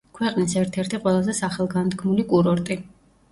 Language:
Georgian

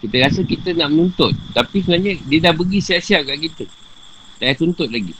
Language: Malay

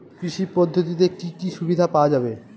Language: Bangla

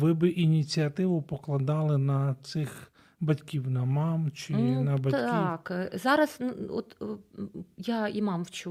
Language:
Ukrainian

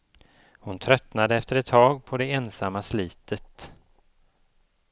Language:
Swedish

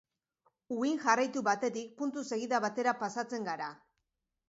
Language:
Basque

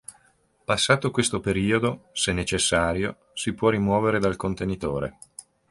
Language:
Italian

